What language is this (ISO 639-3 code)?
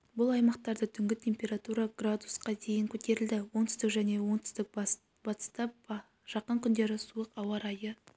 kaz